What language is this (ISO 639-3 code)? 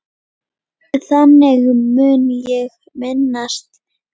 isl